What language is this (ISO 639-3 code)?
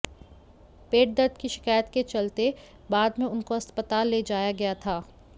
hin